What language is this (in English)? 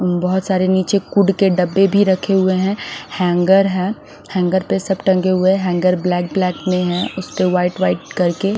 Hindi